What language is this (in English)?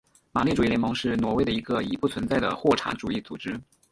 Chinese